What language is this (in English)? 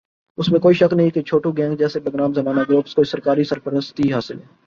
Urdu